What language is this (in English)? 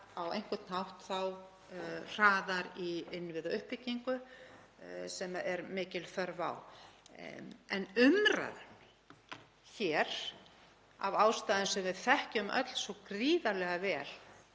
Icelandic